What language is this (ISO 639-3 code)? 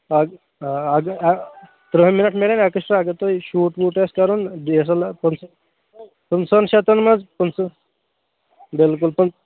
kas